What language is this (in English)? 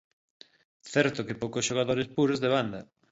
Galician